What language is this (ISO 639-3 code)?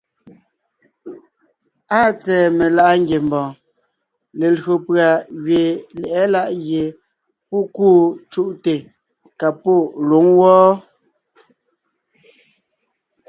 nnh